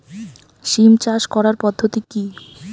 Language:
Bangla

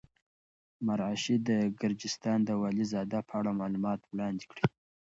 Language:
Pashto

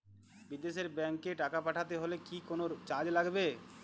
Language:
Bangla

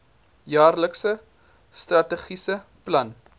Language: Afrikaans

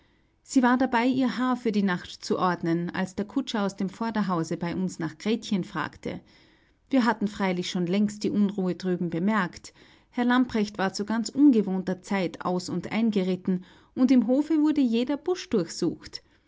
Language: German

